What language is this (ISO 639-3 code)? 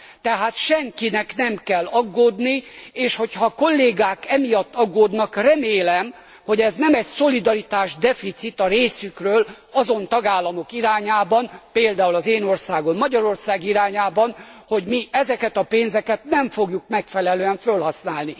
hun